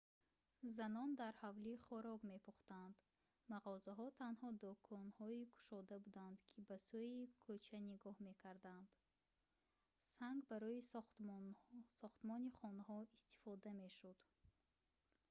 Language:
Tajik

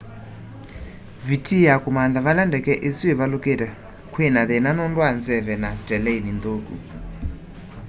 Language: Kamba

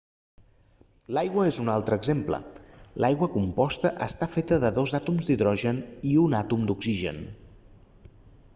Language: Catalan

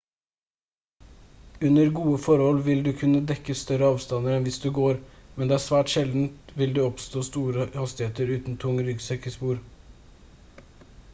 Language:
Norwegian Bokmål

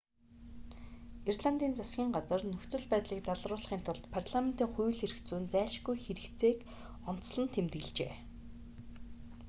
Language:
Mongolian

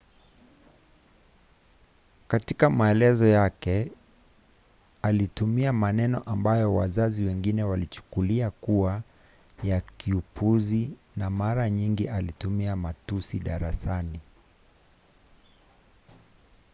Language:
Swahili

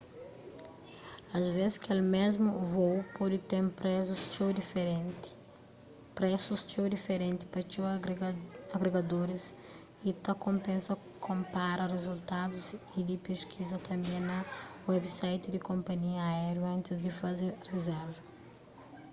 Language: Kabuverdianu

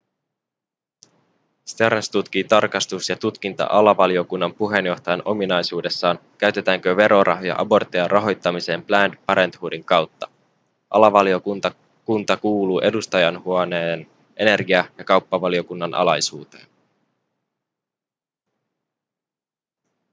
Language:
Finnish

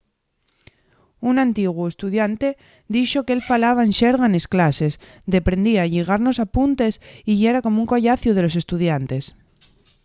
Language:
Asturian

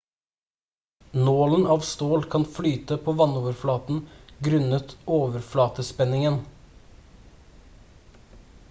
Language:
Norwegian Bokmål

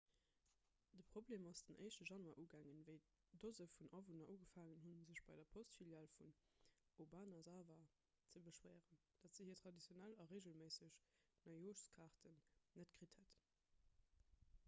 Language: Luxembourgish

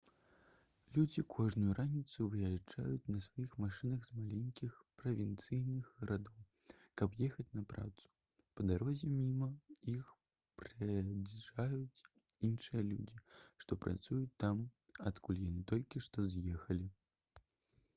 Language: Belarusian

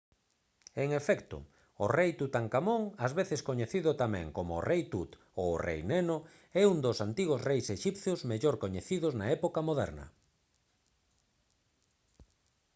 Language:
Galician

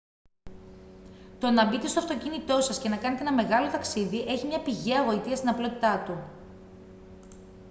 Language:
Greek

